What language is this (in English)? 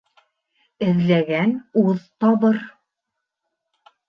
Bashkir